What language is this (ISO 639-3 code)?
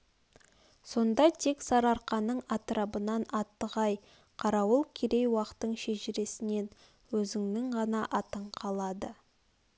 kaz